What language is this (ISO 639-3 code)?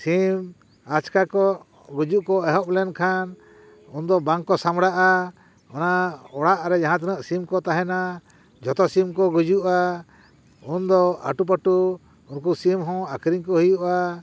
sat